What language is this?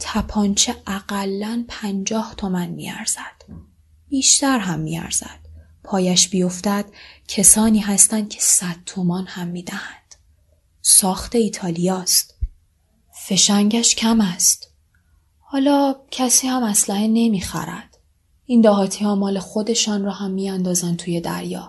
Persian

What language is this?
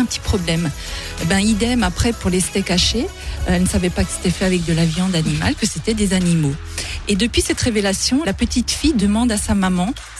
French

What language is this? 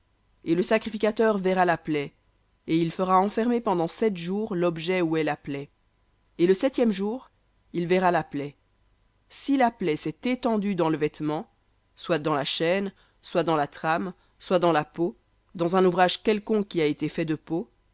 French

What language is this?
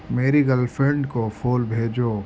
Urdu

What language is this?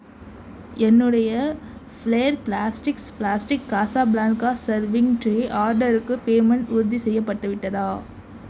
Tamil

